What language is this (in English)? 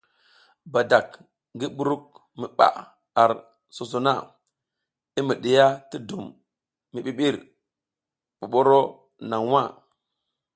South Giziga